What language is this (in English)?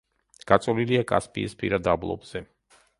Georgian